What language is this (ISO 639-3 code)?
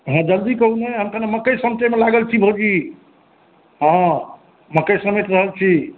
mai